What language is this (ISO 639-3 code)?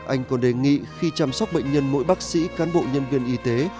vie